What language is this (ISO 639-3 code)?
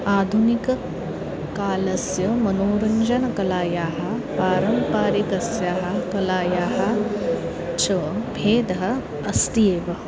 san